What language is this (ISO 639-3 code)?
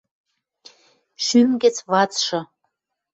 mrj